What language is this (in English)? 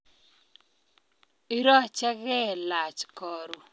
Kalenjin